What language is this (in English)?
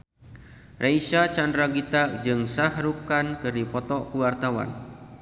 Sundanese